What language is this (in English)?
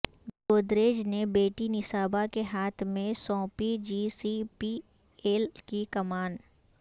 Urdu